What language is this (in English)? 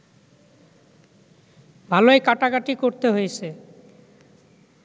Bangla